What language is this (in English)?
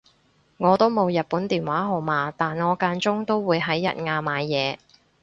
Cantonese